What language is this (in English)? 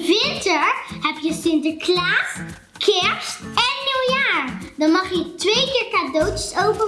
Dutch